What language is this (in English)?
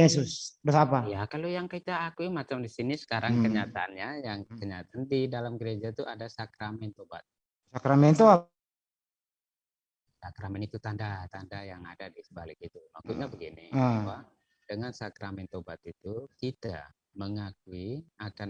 Indonesian